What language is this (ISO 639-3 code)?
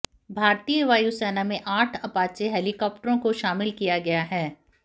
hin